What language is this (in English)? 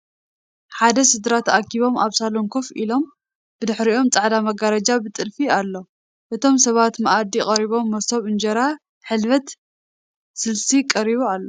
Tigrinya